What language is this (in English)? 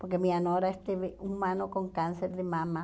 Portuguese